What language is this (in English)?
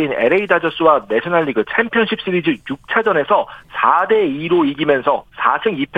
Korean